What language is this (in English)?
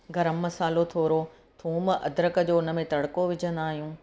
Sindhi